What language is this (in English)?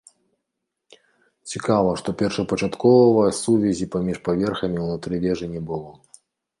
Belarusian